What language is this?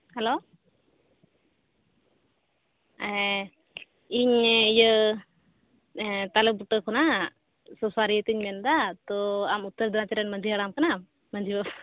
Santali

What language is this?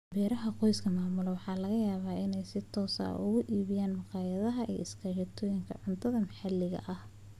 Somali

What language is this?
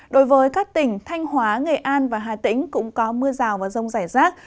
Vietnamese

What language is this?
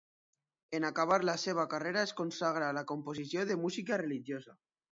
Catalan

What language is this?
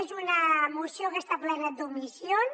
Catalan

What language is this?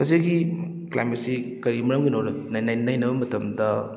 Manipuri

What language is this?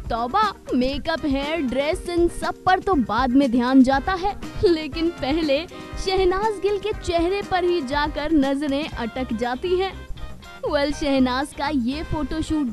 Hindi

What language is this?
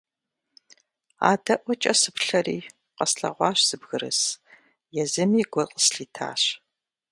Kabardian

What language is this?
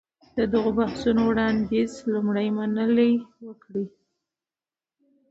Pashto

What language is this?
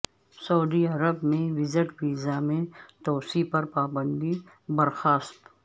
Urdu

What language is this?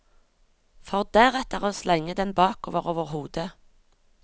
Norwegian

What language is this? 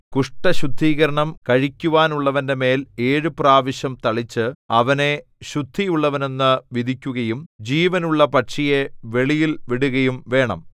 Malayalam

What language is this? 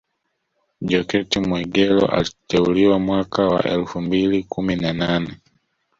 Swahili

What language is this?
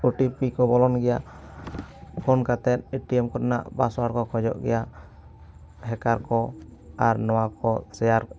Santali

